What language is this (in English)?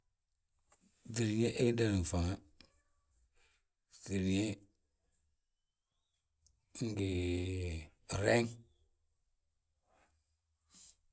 Balanta-Ganja